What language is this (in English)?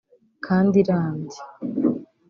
Kinyarwanda